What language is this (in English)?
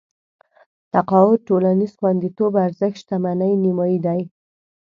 Pashto